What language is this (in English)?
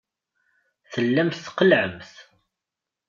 Kabyle